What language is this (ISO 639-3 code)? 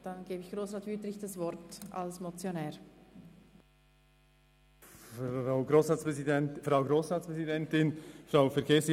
gsw